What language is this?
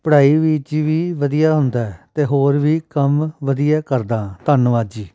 Punjabi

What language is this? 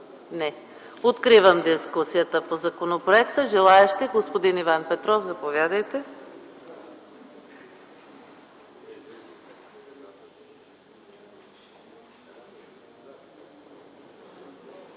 Bulgarian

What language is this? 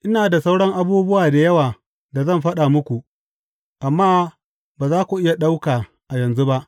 Hausa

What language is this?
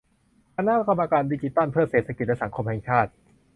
Thai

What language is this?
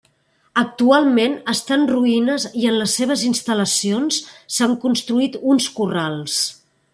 Catalan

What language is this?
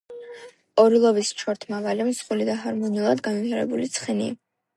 Georgian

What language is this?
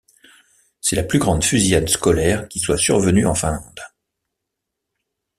French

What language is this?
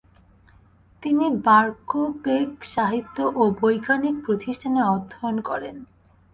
Bangla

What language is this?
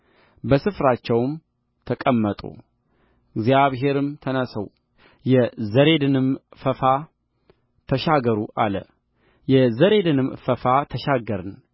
Amharic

